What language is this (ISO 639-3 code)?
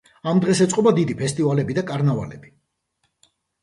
kat